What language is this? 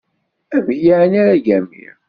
Kabyle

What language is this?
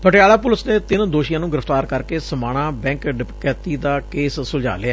Punjabi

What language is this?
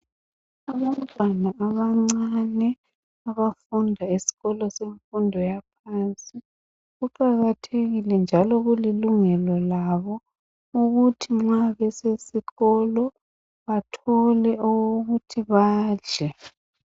North Ndebele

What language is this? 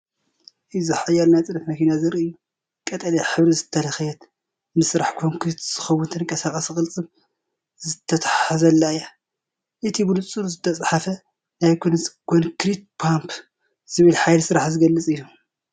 Tigrinya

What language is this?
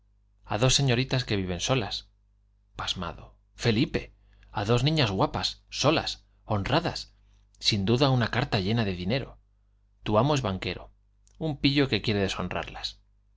Spanish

